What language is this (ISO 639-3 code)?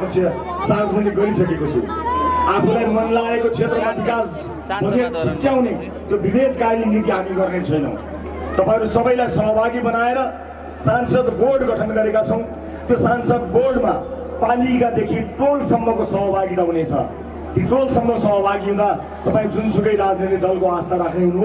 ind